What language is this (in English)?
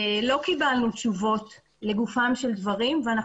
Hebrew